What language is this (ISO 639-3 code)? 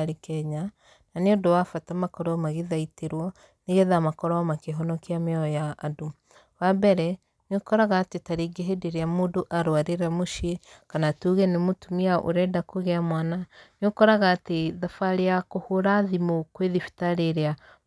kik